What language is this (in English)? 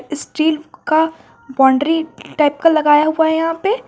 Hindi